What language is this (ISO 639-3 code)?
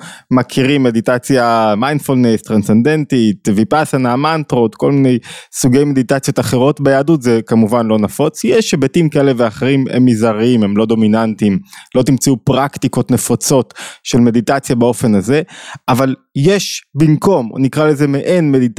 heb